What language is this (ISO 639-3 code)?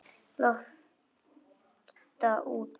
isl